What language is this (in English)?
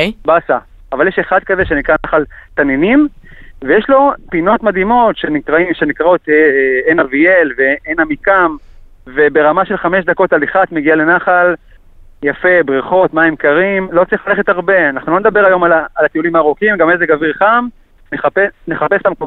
Hebrew